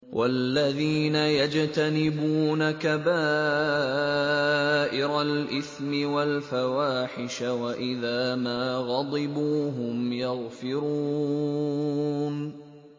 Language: Arabic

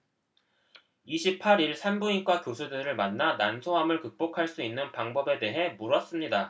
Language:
Korean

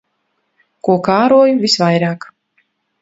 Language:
Latvian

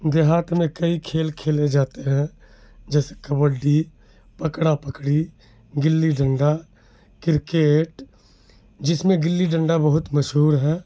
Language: Urdu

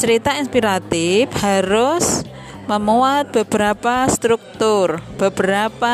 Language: Indonesian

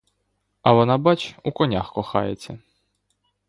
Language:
Ukrainian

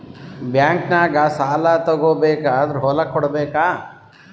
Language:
Kannada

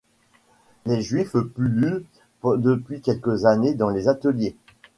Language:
French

